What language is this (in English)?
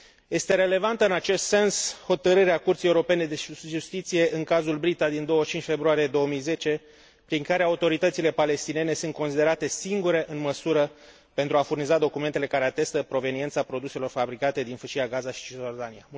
Romanian